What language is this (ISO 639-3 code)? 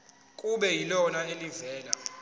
zul